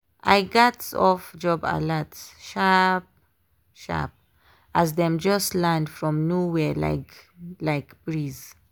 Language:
Nigerian Pidgin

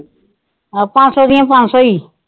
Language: Punjabi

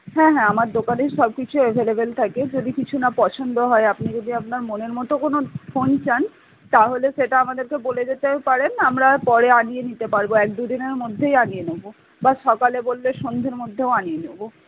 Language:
Bangla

